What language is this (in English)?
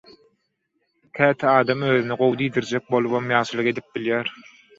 Turkmen